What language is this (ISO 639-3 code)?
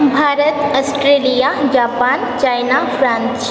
san